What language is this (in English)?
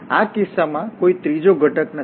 Gujarati